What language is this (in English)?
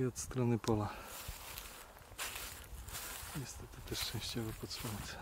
Polish